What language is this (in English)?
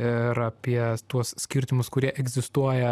Lithuanian